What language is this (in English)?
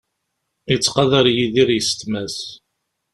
Kabyle